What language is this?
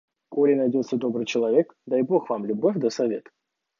Russian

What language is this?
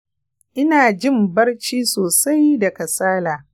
Hausa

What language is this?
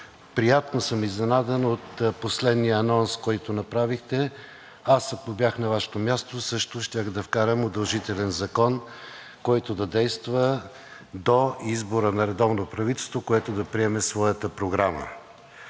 Bulgarian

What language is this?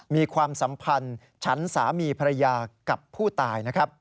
Thai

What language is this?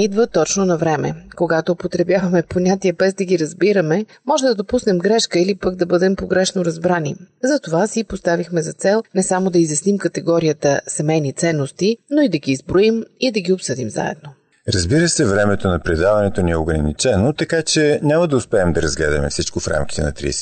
Bulgarian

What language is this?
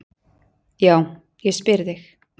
Icelandic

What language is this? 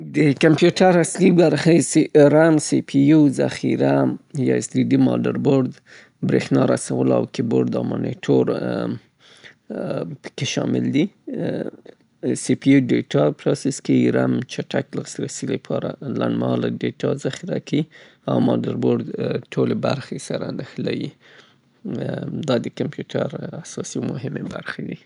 Southern Pashto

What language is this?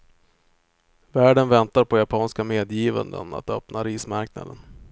Swedish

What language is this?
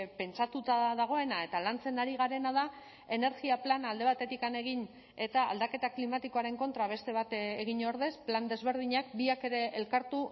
Basque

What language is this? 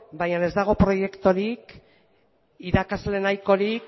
Basque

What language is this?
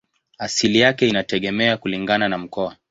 Swahili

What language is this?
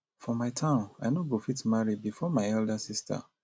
Nigerian Pidgin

